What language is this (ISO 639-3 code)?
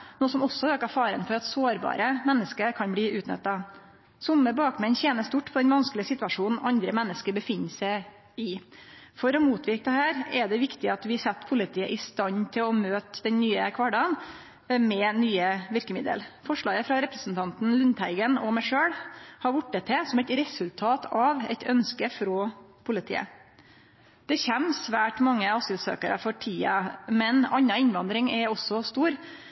nno